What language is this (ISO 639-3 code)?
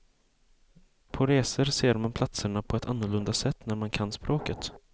swe